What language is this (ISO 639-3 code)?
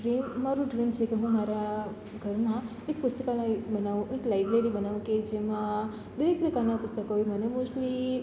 guj